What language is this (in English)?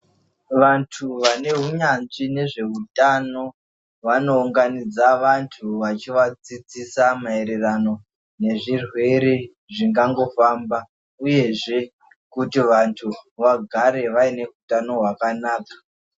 Ndau